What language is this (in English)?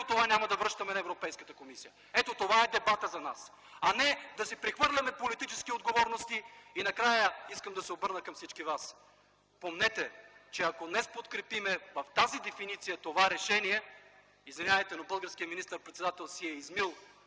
Bulgarian